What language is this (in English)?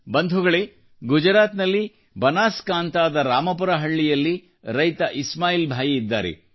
Kannada